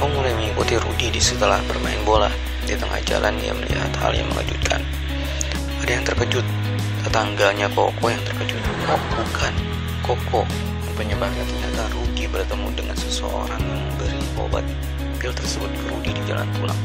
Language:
Indonesian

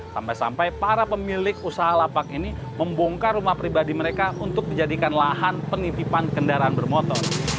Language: Indonesian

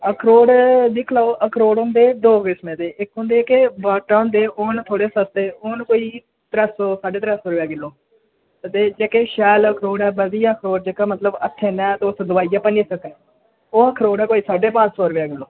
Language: Dogri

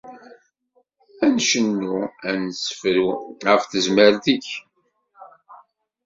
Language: Kabyle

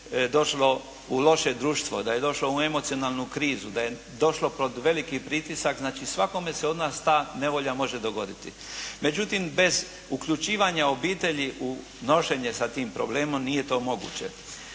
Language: Croatian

